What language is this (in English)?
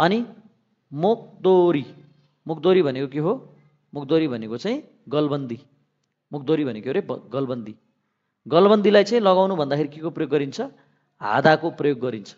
Korean